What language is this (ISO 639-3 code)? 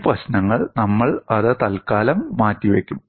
mal